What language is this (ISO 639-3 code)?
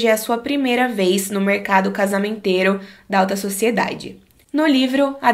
por